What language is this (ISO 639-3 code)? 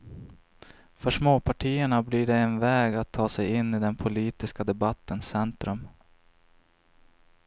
swe